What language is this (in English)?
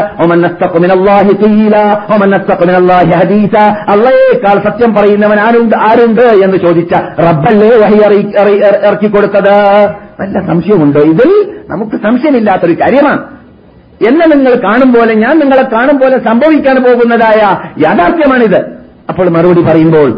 Malayalam